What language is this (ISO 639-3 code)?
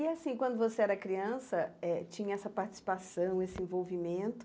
por